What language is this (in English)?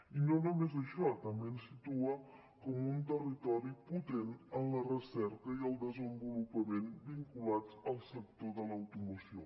Catalan